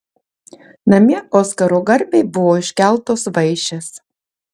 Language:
Lithuanian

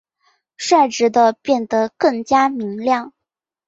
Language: Chinese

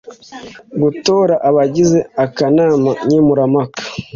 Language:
Kinyarwanda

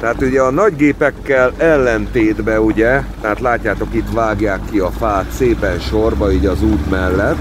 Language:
Hungarian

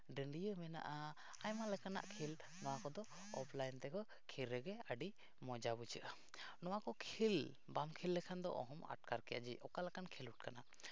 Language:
Santali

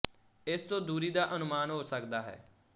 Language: Punjabi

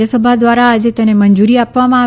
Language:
Gujarati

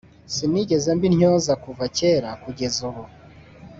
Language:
Kinyarwanda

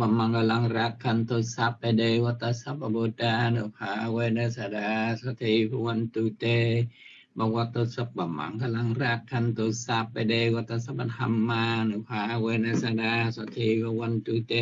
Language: Vietnamese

